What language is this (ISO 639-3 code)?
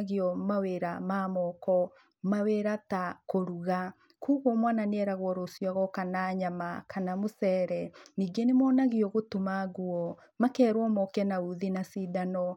kik